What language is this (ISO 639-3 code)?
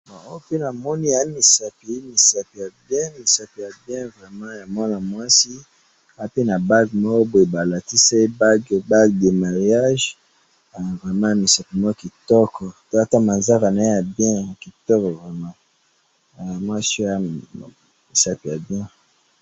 lin